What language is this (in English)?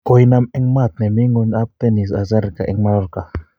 Kalenjin